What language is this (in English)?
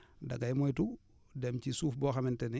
Wolof